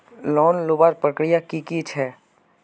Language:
Magahi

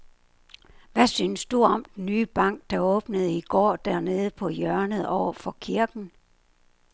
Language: Danish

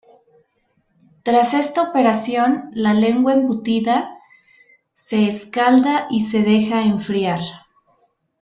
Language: Spanish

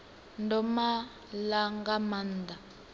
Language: Venda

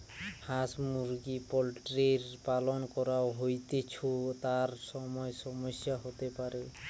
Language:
Bangla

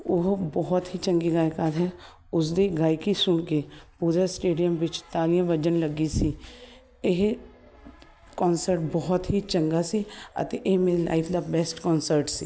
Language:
Punjabi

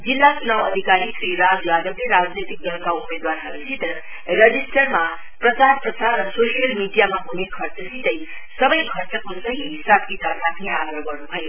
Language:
Nepali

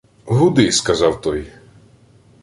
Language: Ukrainian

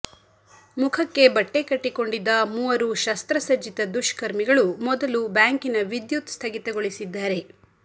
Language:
Kannada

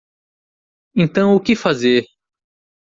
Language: Portuguese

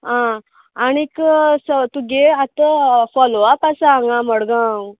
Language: Konkani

